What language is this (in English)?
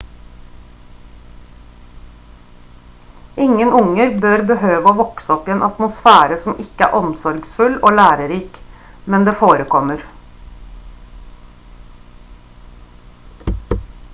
Norwegian Bokmål